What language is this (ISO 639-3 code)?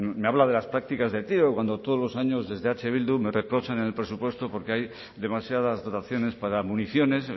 spa